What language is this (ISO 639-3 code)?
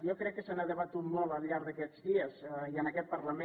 cat